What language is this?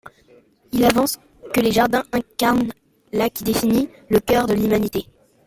French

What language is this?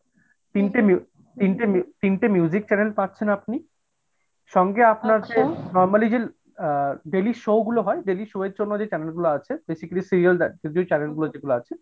Bangla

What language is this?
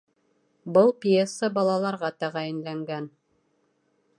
Bashkir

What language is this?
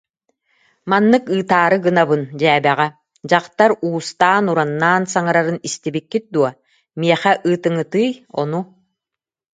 Yakut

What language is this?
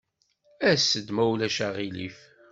Kabyle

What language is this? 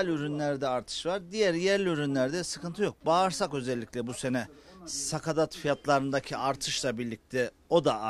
Turkish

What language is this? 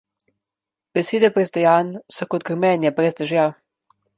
Slovenian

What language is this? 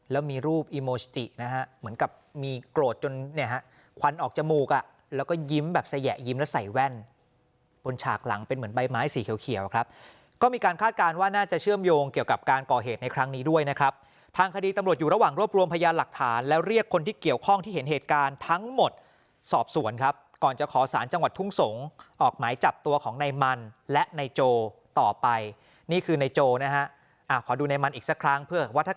Thai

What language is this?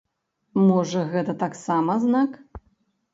Belarusian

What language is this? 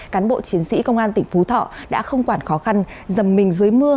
Vietnamese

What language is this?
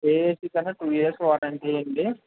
Telugu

